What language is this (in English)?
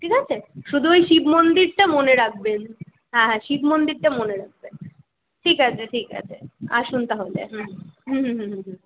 Bangla